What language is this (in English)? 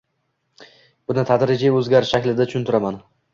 Uzbek